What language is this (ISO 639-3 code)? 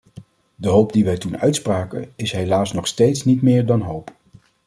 nld